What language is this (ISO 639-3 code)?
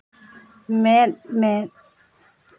sat